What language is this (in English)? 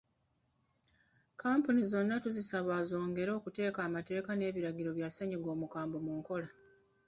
Ganda